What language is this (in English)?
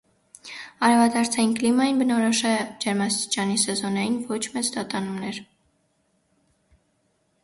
Armenian